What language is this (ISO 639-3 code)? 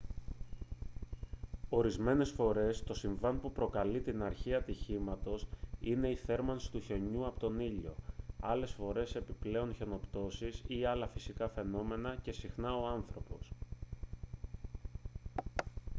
ell